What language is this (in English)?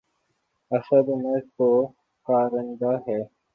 Urdu